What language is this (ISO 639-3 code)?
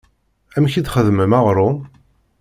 kab